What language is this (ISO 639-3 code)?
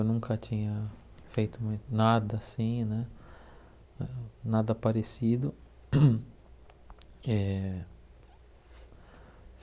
por